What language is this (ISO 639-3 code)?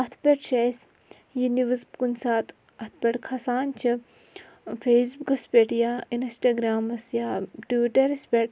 kas